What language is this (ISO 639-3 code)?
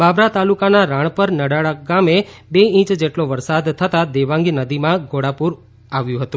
guj